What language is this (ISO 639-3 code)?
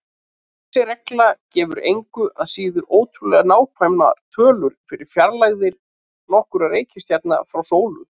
isl